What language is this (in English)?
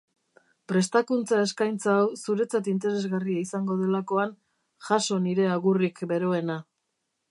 Basque